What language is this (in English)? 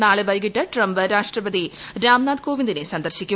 Malayalam